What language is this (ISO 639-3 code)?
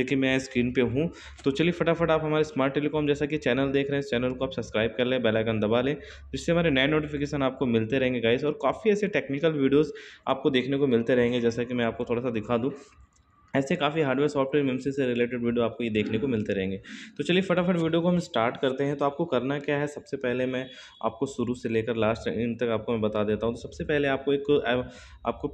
hin